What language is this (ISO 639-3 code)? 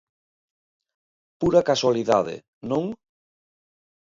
glg